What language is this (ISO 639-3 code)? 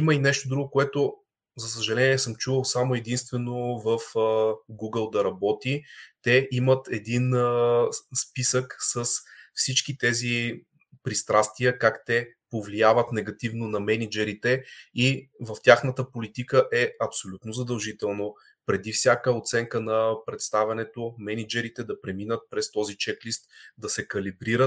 bul